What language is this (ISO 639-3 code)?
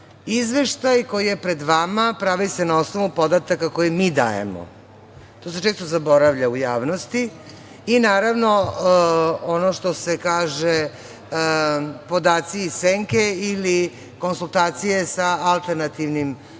srp